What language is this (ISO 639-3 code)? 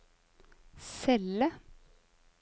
nor